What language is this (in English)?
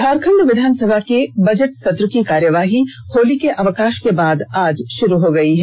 Hindi